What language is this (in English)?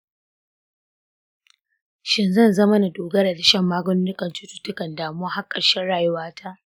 Hausa